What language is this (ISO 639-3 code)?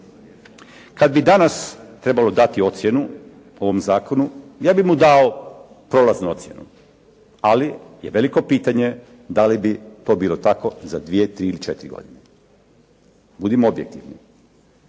hrv